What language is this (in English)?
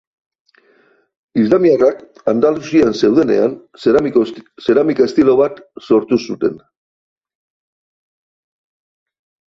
Basque